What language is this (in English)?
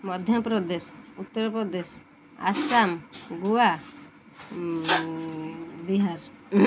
Odia